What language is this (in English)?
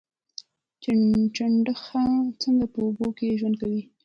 Pashto